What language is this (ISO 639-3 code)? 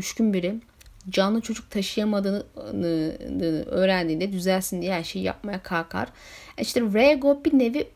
tur